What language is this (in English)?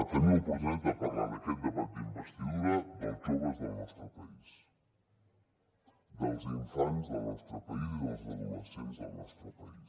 Catalan